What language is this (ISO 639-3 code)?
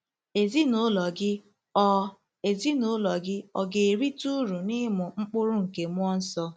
ibo